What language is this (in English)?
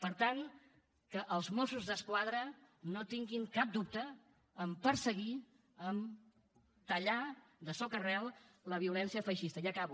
Catalan